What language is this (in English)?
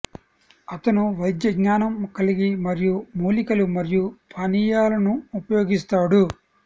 Telugu